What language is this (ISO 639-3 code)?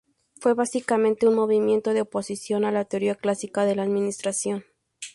spa